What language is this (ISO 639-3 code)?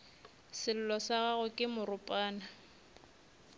nso